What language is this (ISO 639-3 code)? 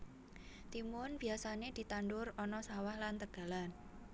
jav